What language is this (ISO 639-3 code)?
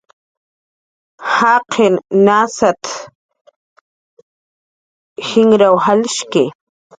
jqr